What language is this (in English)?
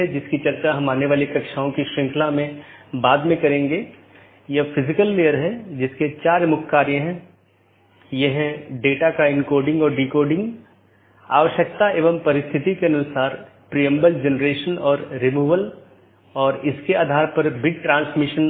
Hindi